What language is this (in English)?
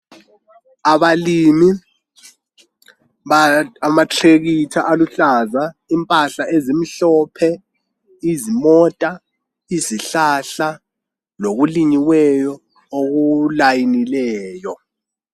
North Ndebele